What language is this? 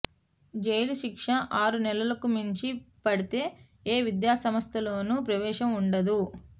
Telugu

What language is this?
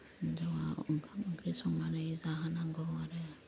Bodo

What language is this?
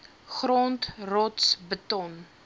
Afrikaans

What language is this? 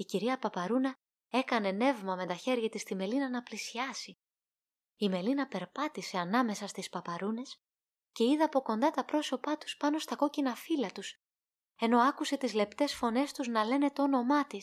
Greek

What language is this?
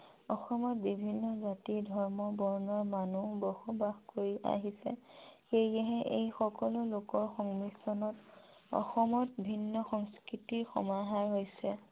Assamese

